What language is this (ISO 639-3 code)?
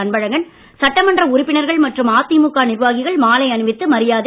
tam